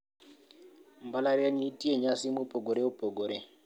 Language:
Luo (Kenya and Tanzania)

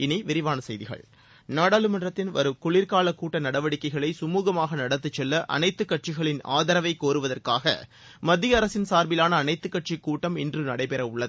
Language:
Tamil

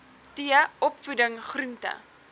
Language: Afrikaans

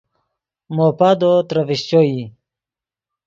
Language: Yidgha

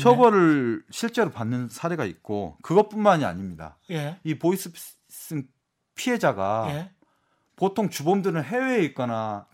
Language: Korean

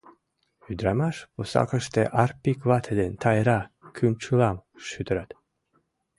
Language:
Mari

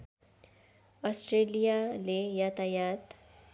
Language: Nepali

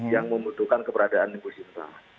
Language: Indonesian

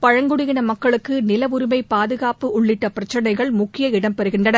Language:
Tamil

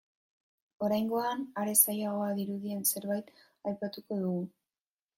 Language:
Basque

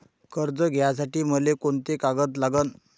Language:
Marathi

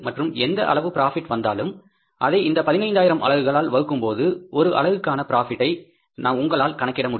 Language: Tamil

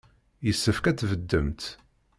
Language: Kabyle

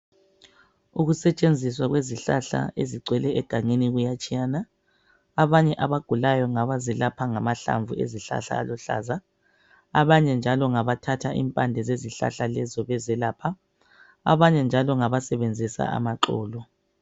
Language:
North Ndebele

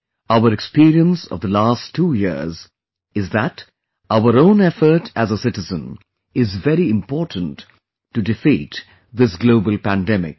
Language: English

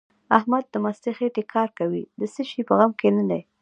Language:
Pashto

